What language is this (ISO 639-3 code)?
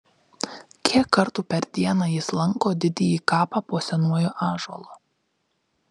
lit